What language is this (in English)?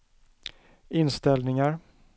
Swedish